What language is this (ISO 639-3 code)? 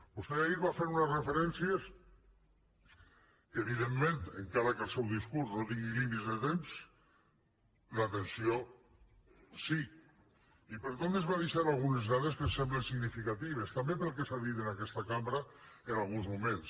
cat